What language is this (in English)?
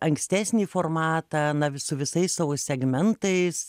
Lithuanian